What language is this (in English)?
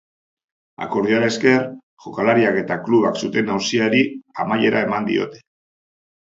Basque